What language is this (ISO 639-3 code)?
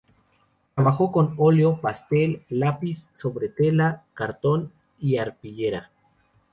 spa